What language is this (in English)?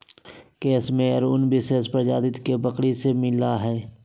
Magahi